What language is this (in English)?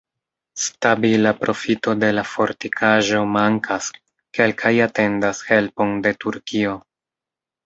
Esperanto